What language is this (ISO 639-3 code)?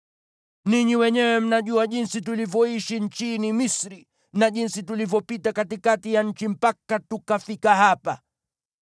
swa